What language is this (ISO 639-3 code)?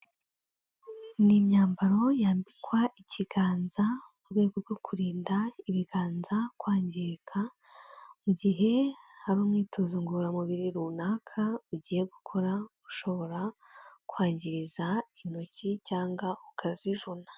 kin